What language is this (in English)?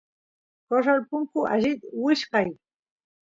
Santiago del Estero Quichua